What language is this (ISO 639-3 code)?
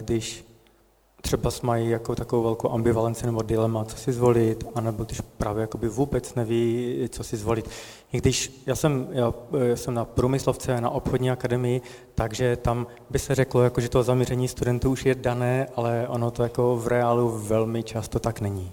ces